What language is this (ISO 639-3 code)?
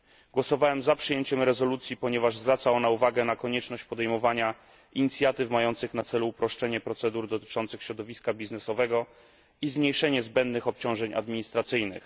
pol